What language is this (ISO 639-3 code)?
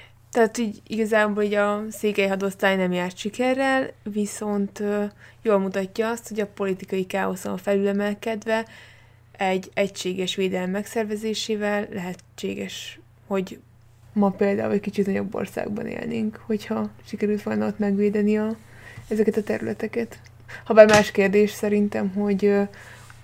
hun